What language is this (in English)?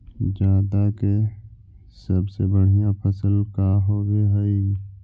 Magahi